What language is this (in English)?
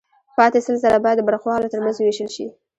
Pashto